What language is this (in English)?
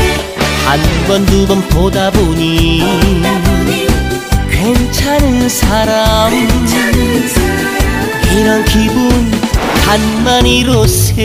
Korean